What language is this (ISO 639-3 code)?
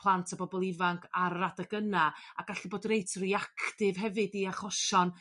cym